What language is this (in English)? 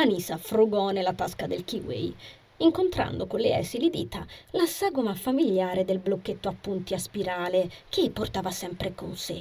Italian